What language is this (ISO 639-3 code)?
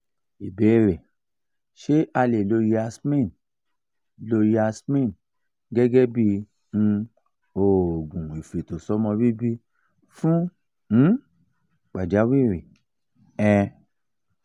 yor